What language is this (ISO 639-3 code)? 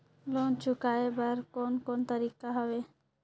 hne